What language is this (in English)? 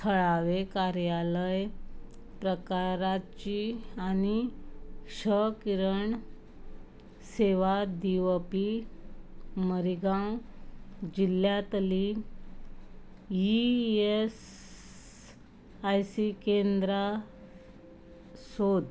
Konkani